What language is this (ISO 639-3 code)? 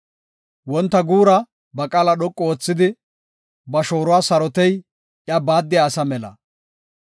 gof